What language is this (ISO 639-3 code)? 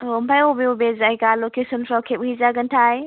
brx